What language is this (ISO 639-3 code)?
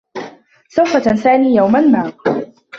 ara